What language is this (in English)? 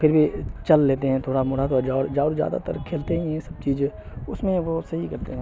Urdu